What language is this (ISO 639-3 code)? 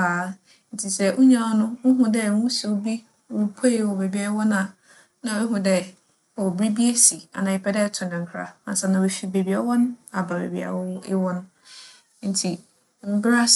aka